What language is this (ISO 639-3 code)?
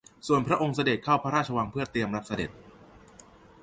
tha